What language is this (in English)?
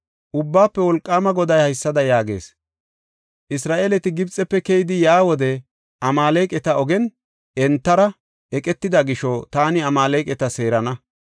Gofa